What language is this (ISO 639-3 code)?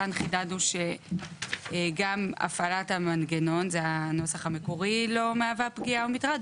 heb